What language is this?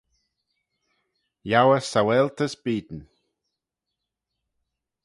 Manx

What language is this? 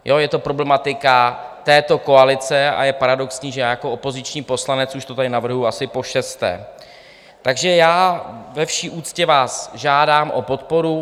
Czech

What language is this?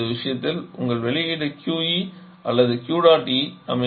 Tamil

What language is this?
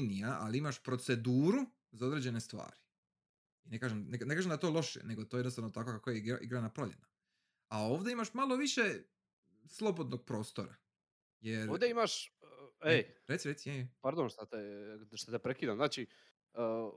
Croatian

